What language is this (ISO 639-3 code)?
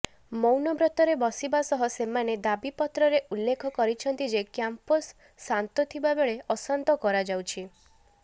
ori